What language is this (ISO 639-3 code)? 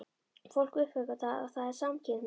isl